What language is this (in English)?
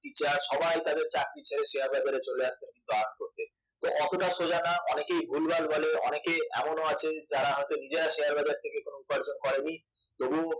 Bangla